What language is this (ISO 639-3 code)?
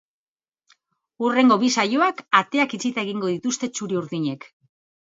eus